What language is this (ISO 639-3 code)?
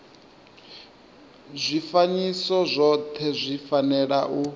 ven